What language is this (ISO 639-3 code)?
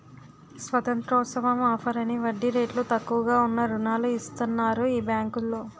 tel